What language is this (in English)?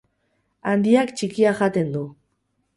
Basque